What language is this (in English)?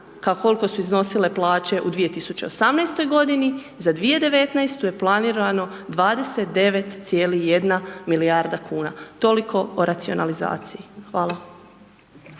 Croatian